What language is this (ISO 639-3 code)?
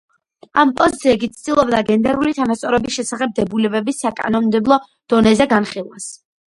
kat